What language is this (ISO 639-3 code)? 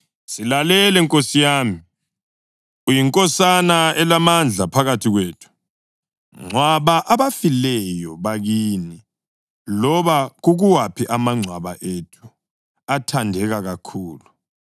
nde